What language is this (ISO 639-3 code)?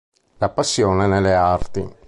ita